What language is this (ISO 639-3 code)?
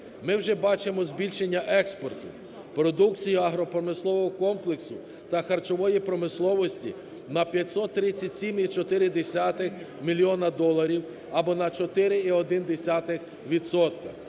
ukr